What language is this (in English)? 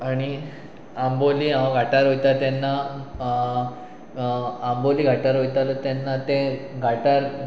Konkani